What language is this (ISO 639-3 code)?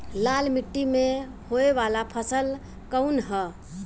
bho